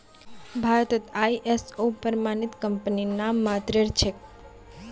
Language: Magahi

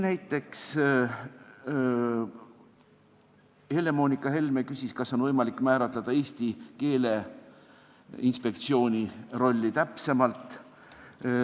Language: Estonian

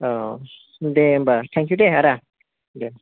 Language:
Bodo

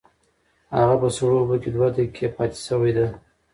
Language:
Pashto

